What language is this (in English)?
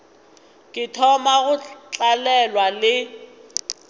Northern Sotho